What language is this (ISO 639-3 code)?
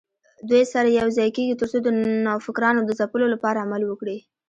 pus